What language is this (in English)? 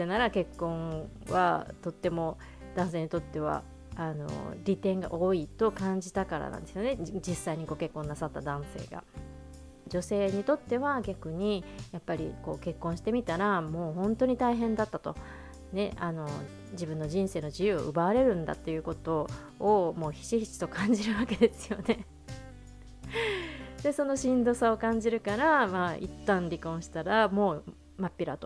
Japanese